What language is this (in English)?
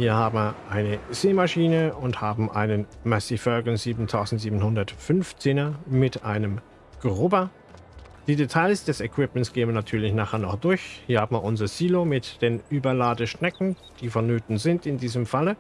German